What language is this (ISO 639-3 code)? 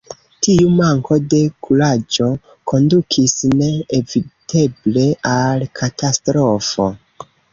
epo